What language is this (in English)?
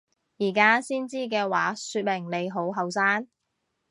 Cantonese